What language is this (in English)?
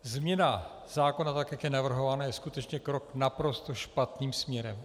Czech